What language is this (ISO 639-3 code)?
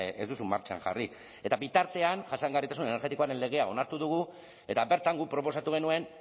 eus